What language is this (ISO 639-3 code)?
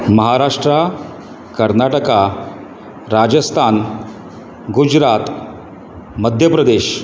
kok